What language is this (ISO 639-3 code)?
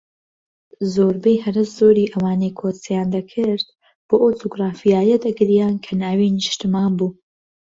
ckb